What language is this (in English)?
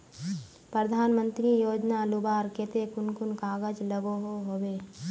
Magahi